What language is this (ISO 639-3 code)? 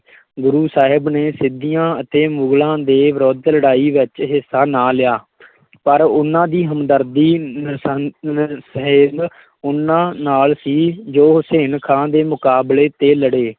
pan